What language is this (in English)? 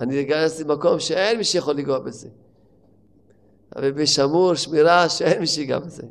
Hebrew